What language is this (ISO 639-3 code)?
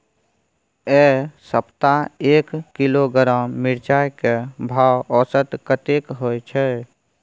mai